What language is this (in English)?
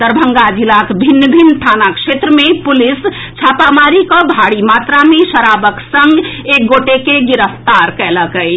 Maithili